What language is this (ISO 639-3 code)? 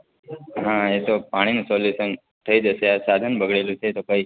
guj